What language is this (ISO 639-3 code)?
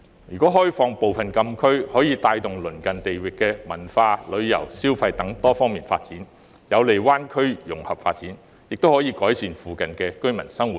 yue